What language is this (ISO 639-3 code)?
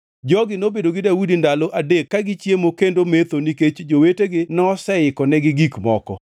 luo